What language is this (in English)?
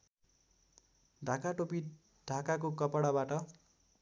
Nepali